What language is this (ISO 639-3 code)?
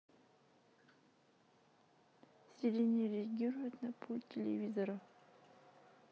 rus